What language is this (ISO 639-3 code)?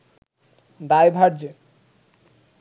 ben